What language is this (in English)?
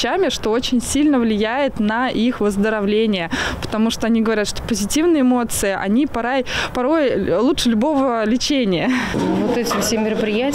Russian